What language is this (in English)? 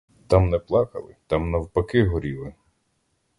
Ukrainian